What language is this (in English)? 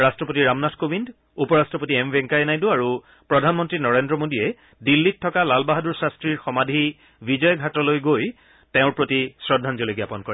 Assamese